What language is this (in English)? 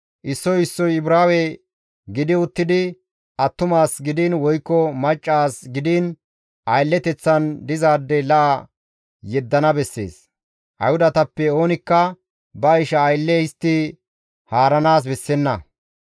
Gamo